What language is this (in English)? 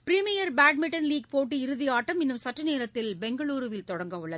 Tamil